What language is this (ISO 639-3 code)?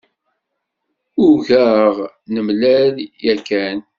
kab